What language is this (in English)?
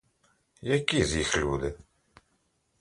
Ukrainian